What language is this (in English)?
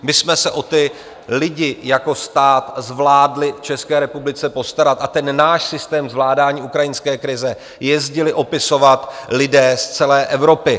Czech